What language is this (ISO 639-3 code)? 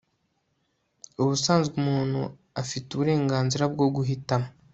kin